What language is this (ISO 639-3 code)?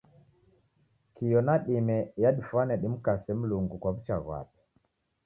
dav